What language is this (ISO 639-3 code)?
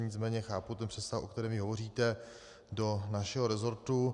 ces